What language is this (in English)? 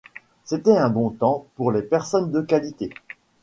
French